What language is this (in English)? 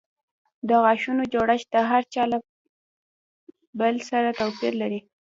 Pashto